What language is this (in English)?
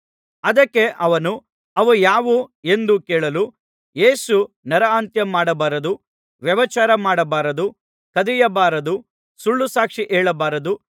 Kannada